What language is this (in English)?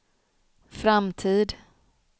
Swedish